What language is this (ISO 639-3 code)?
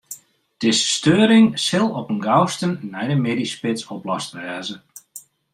fry